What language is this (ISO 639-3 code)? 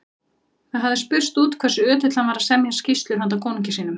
isl